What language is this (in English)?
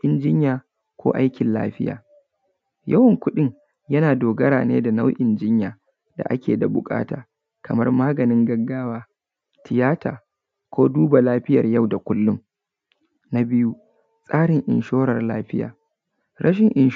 Hausa